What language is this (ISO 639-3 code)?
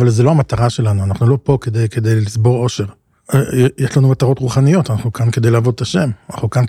heb